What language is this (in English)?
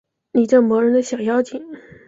Chinese